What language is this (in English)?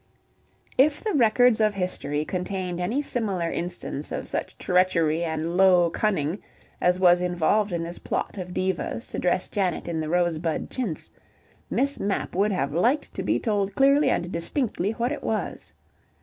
English